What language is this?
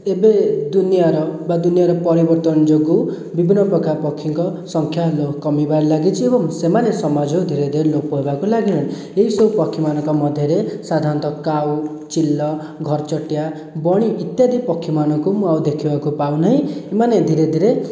Odia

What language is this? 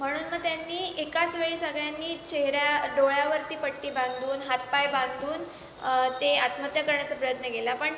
Marathi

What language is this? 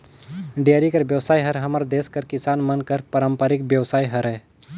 Chhattisgarhi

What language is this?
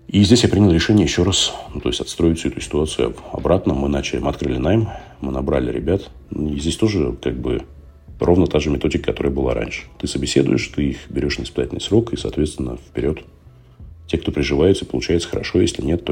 Russian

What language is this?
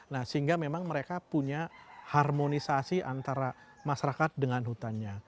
Indonesian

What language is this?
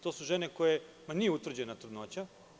Serbian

